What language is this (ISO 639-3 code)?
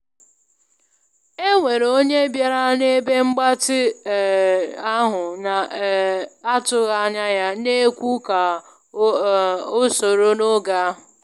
ibo